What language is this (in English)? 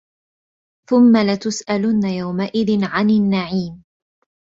Arabic